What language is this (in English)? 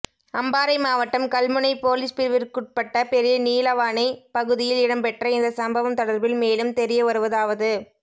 Tamil